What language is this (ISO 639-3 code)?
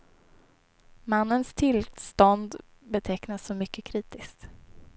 swe